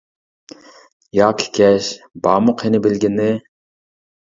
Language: Uyghur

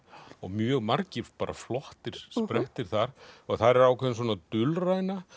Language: Icelandic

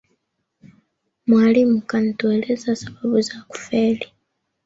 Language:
Swahili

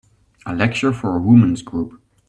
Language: English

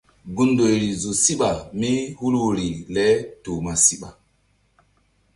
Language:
Mbum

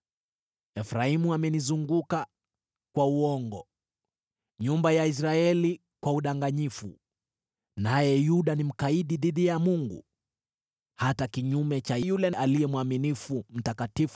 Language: Swahili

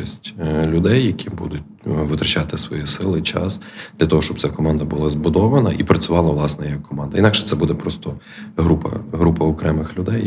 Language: Ukrainian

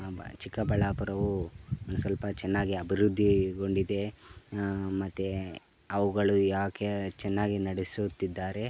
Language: Kannada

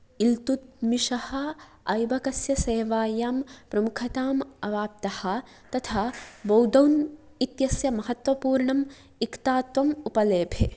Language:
Sanskrit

